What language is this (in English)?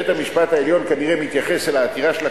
Hebrew